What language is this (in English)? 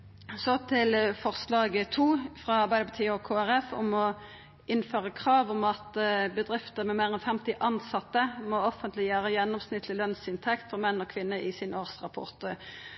Norwegian Nynorsk